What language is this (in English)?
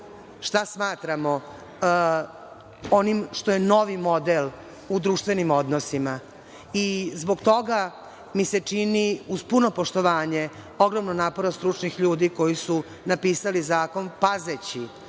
Serbian